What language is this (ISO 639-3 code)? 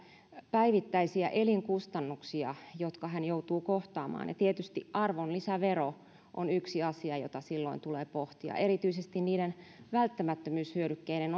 fin